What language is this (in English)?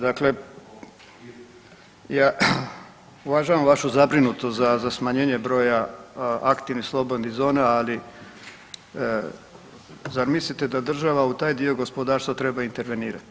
Croatian